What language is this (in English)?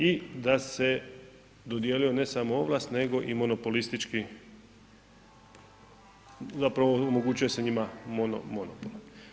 Croatian